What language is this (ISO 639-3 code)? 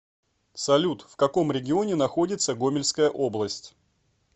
rus